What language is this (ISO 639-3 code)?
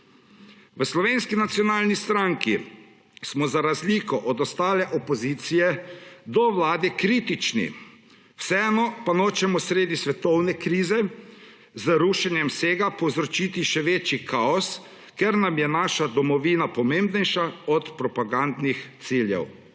slv